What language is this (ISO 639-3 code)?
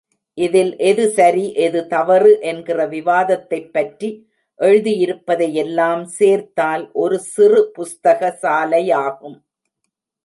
tam